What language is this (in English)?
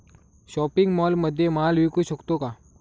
Marathi